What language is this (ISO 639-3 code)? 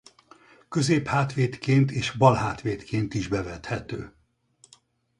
hun